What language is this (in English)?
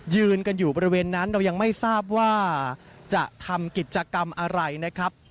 Thai